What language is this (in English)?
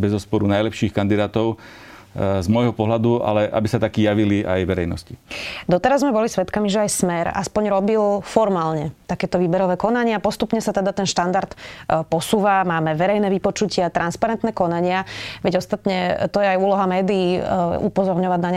Slovak